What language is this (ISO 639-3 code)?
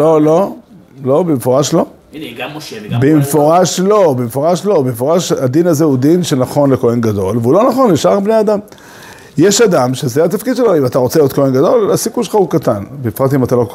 heb